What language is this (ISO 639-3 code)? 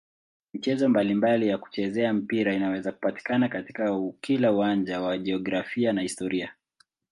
swa